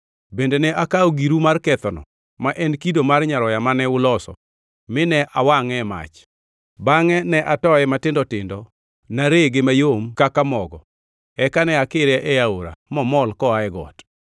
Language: Luo (Kenya and Tanzania)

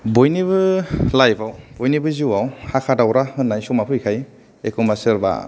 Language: Bodo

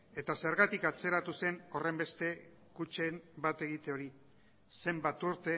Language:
Basque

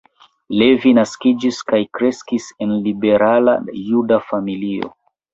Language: Esperanto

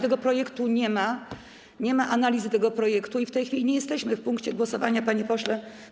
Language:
Polish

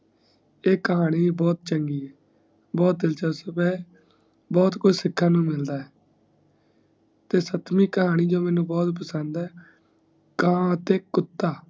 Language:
Punjabi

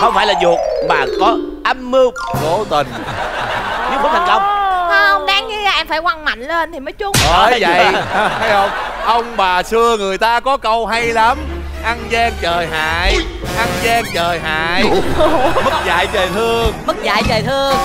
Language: Vietnamese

